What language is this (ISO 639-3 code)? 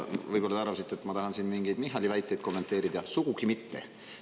est